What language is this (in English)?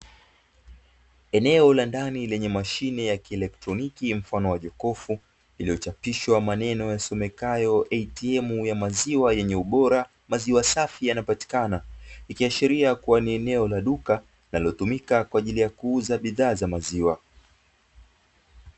Swahili